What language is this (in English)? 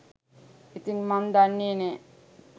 Sinhala